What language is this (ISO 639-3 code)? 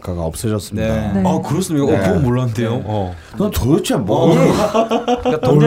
kor